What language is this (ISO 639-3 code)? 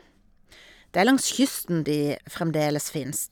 nor